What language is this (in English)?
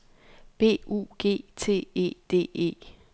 Danish